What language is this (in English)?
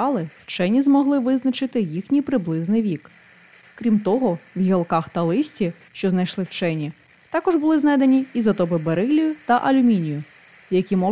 Ukrainian